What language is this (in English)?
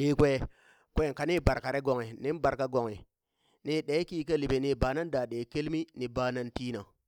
Burak